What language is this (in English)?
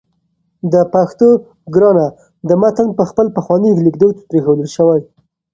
Pashto